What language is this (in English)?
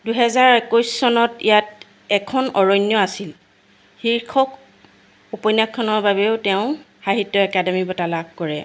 Assamese